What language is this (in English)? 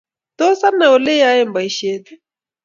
Kalenjin